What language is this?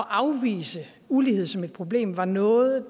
Danish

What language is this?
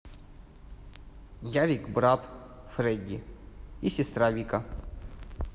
Russian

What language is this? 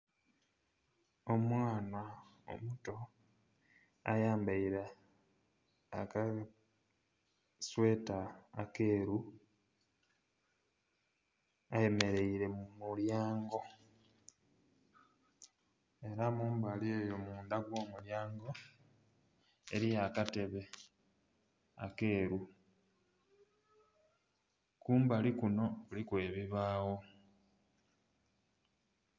Soga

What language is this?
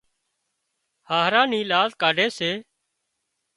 Wadiyara Koli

